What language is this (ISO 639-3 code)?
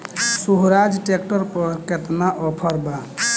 bho